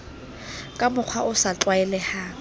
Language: Southern Sotho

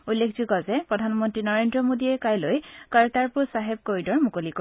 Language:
Assamese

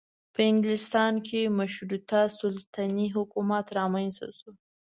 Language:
Pashto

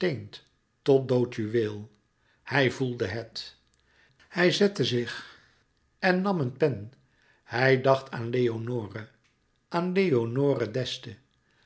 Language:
Dutch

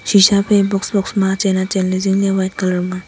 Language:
Wancho Naga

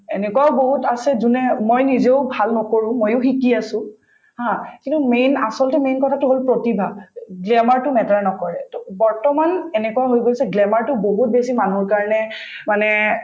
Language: Assamese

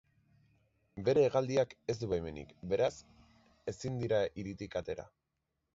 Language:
Basque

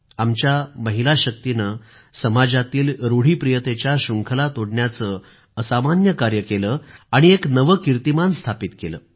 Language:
Marathi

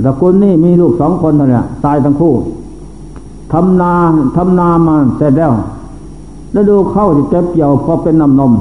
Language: Thai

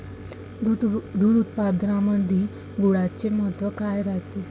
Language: Marathi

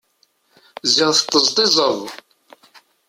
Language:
Kabyle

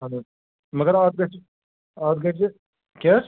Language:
Kashmiri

